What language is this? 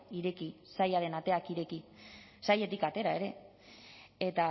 Basque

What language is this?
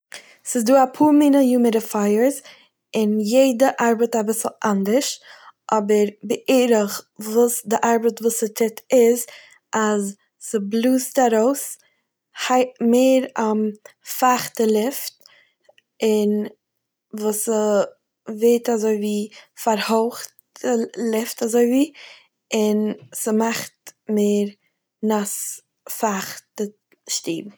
Yiddish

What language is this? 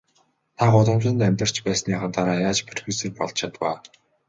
Mongolian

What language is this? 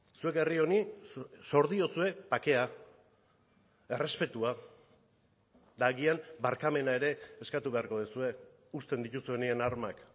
Basque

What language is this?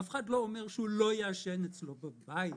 Hebrew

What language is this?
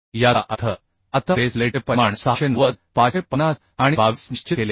Marathi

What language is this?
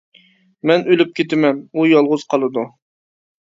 Uyghur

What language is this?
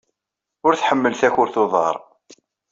Kabyle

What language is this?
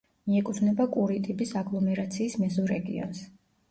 Georgian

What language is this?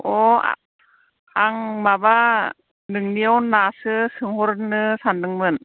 Bodo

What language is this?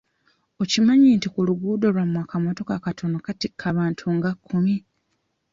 Ganda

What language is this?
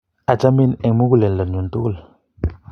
Kalenjin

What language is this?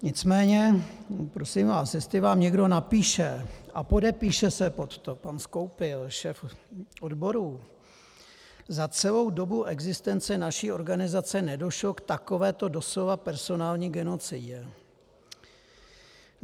Czech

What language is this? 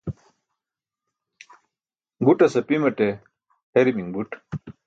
Burushaski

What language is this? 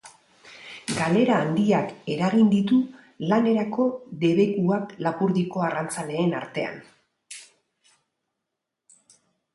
Basque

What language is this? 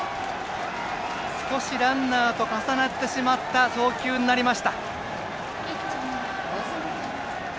Japanese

